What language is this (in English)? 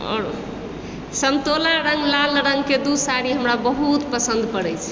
Maithili